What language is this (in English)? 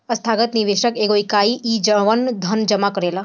Bhojpuri